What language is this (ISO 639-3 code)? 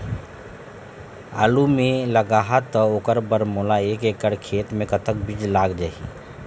hne